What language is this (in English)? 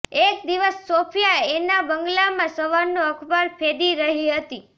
Gujarati